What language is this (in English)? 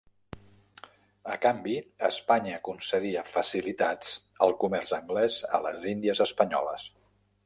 Catalan